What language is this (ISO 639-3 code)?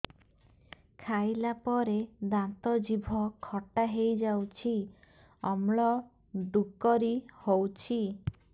ori